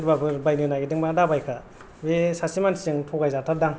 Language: Bodo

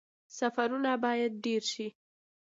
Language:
Pashto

